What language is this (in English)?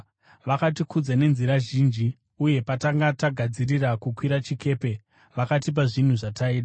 Shona